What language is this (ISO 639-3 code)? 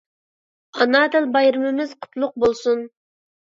uig